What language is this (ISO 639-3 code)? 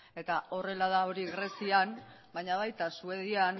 eus